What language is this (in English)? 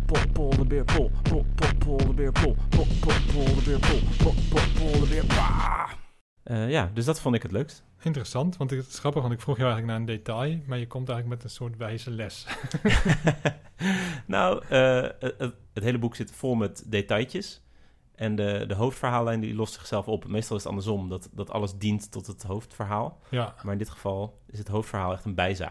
Dutch